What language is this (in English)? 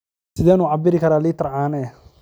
Somali